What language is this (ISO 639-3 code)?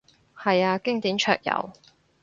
yue